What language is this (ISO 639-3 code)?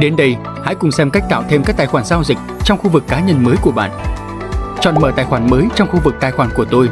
vie